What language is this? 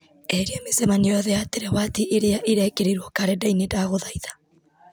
Kikuyu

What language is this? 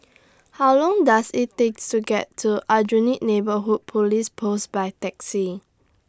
English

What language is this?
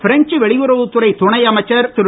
Tamil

